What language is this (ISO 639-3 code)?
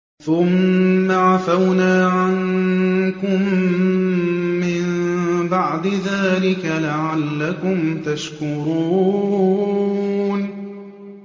ara